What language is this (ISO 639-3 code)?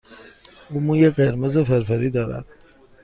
fas